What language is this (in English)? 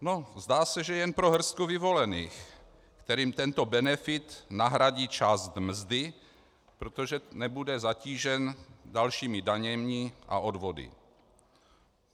Czech